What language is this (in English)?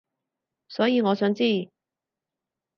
Cantonese